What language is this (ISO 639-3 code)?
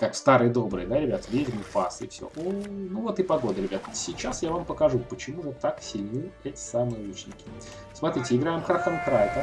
rus